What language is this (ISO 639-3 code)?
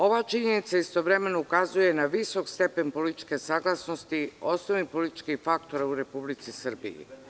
srp